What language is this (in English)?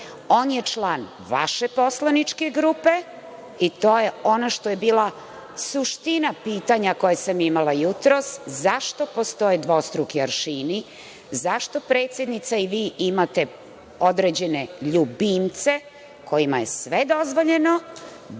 Serbian